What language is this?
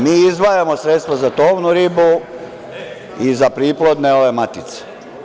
Serbian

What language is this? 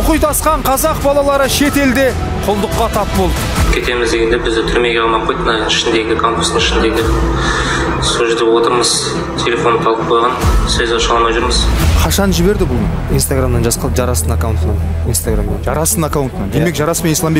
Turkish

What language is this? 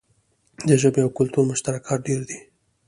Pashto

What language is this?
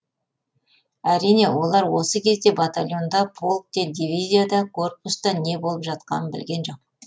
Kazakh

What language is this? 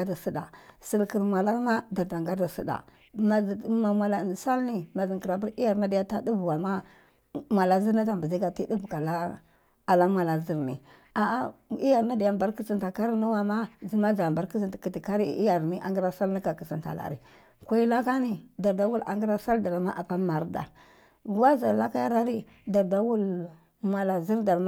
Cibak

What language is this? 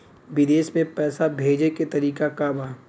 Bhojpuri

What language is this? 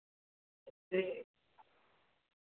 Dogri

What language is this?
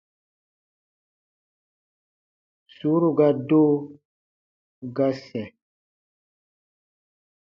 Baatonum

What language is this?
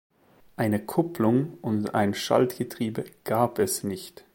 German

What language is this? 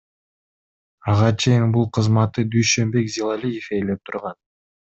Kyrgyz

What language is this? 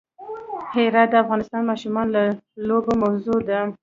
Pashto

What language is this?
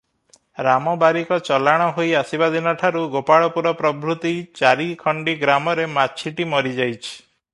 Odia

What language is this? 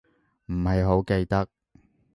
Cantonese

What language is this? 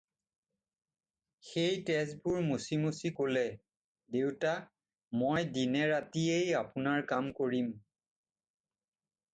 Assamese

